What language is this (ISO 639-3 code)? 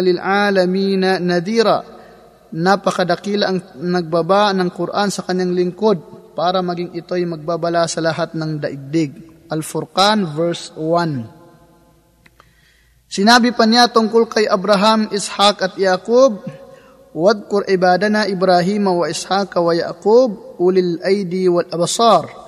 fil